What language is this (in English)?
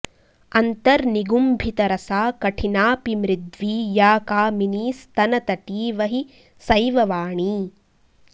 Sanskrit